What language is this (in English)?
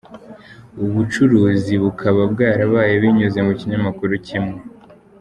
Kinyarwanda